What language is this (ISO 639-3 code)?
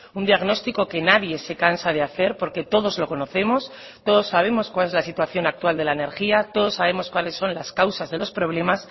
spa